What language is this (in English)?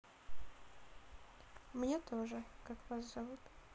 Russian